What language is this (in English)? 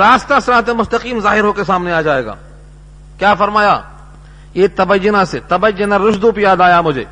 Urdu